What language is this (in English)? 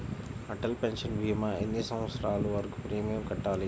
Telugu